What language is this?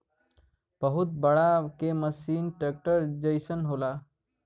Bhojpuri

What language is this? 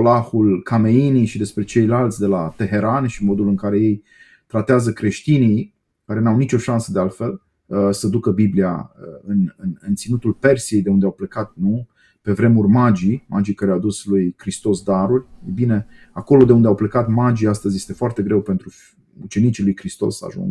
Romanian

